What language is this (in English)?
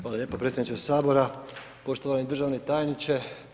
Croatian